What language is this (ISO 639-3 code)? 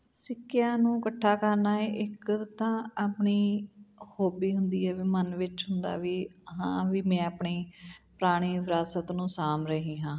pan